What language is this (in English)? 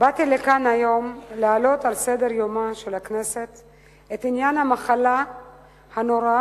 Hebrew